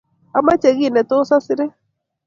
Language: Kalenjin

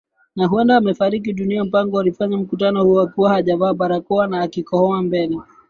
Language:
Swahili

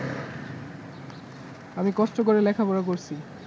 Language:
Bangla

